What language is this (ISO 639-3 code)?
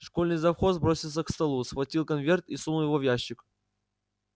rus